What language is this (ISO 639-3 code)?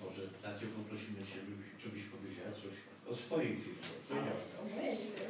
pol